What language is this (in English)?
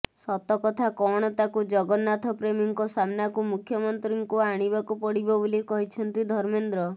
Odia